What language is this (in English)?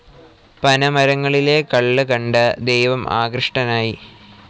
Malayalam